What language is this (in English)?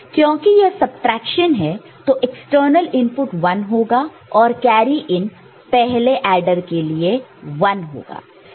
Hindi